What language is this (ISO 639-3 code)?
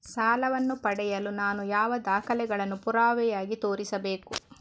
kan